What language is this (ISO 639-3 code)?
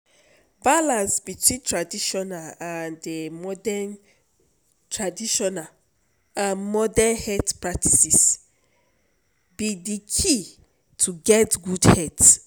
pcm